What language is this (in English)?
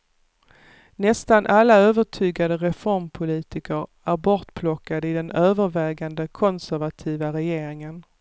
Swedish